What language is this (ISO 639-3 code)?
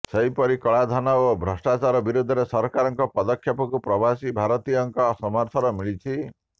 ori